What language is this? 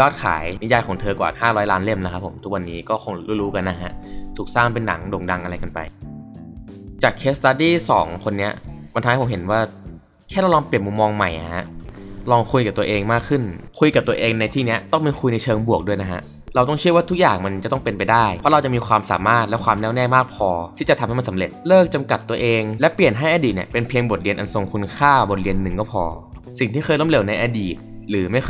Thai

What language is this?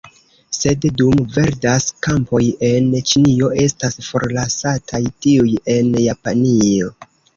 Esperanto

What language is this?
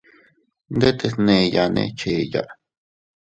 Teutila Cuicatec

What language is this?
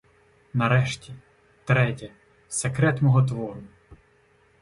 Ukrainian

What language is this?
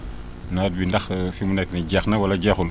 Wolof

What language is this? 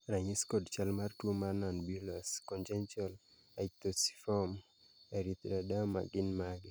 Luo (Kenya and Tanzania)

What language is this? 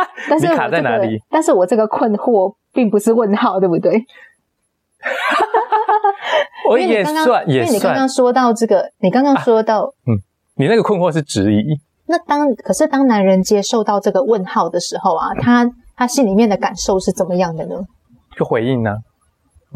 Chinese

